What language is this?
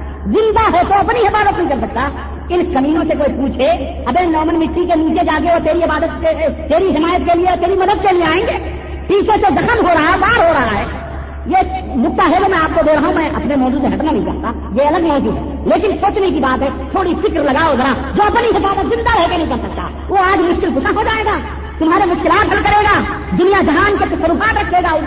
Urdu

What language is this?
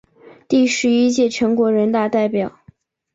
Chinese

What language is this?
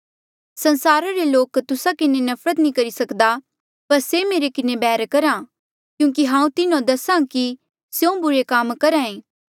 Mandeali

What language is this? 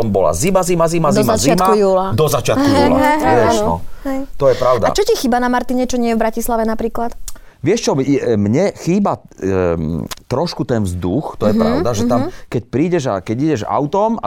Slovak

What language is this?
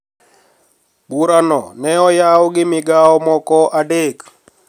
Luo (Kenya and Tanzania)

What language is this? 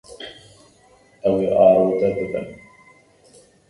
Kurdish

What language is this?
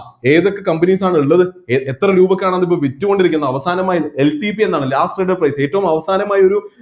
Malayalam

